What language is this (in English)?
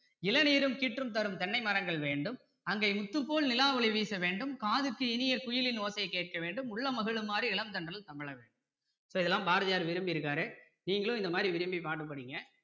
Tamil